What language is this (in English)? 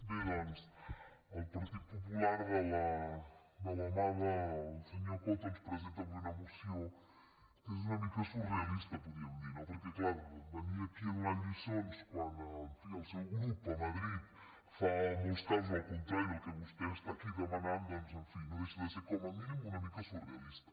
Catalan